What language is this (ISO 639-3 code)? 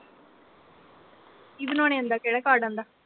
pan